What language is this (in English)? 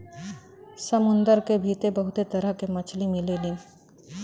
Bhojpuri